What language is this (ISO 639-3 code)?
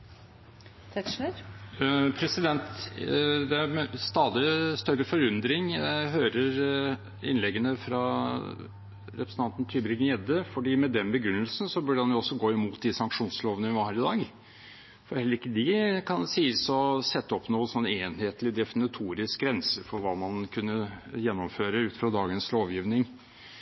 nob